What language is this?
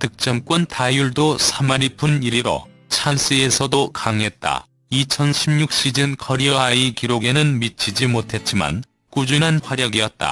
Korean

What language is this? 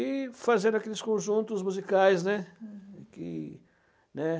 Portuguese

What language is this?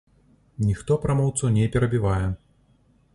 Belarusian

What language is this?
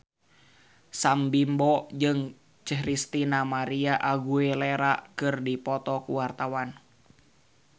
Sundanese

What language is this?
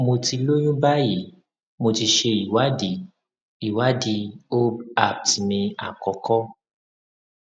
Yoruba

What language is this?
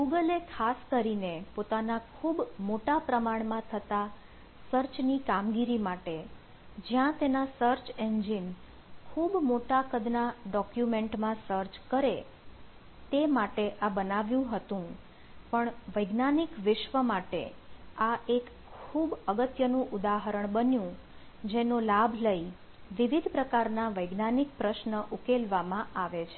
Gujarati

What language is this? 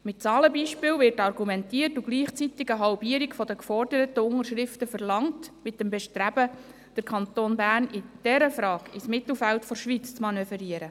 Swiss German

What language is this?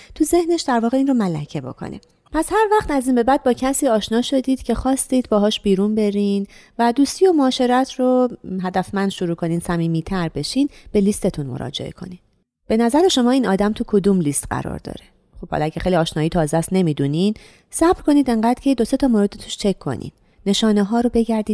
Persian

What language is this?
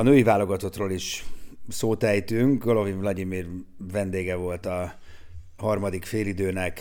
Hungarian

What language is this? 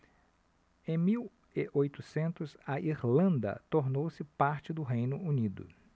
Portuguese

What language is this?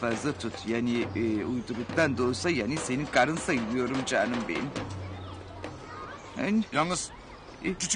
Turkish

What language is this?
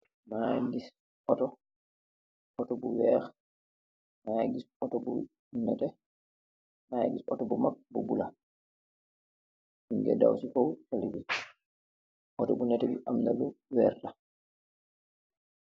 Wolof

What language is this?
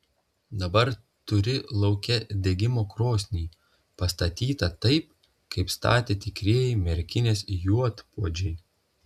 Lithuanian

